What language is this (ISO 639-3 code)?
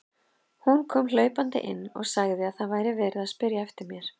isl